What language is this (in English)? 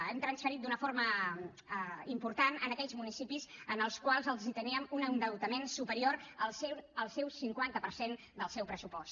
Catalan